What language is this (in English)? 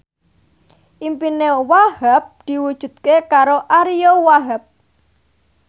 Javanese